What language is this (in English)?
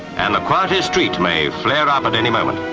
English